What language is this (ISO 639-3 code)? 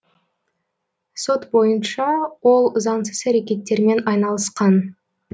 kaz